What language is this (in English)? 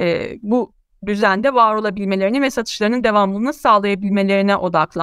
Turkish